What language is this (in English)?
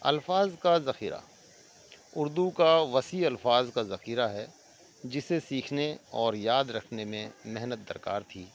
Urdu